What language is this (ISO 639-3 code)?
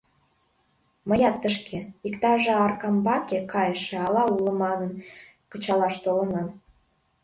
chm